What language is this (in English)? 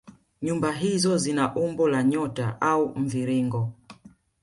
Swahili